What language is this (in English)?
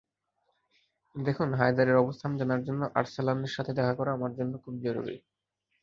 Bangla